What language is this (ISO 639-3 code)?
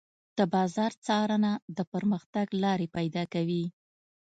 pus